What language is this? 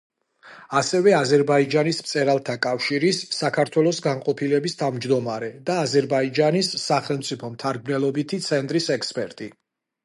Georgian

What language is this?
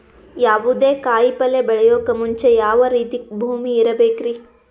Kannada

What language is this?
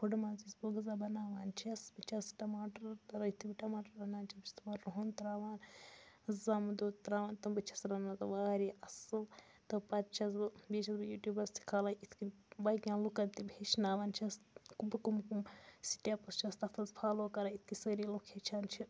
Kashmiri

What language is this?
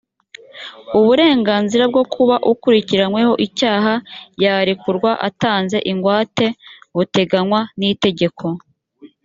Kinyarwanda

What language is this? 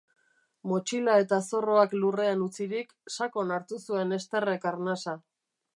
Basque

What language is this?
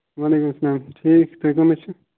Kashmiri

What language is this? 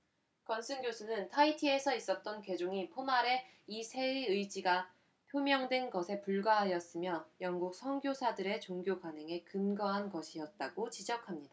Korean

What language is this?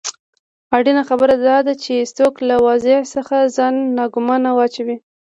Pashto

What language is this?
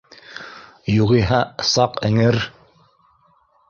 Bashkir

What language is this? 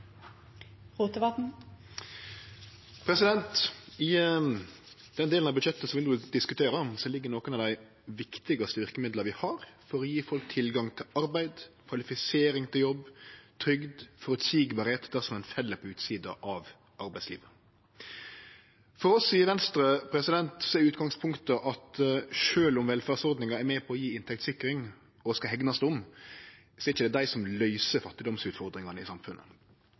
Norwegian Nynorsk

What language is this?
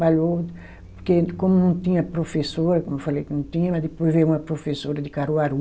Portuguese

